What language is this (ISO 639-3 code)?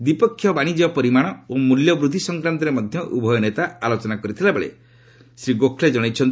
ori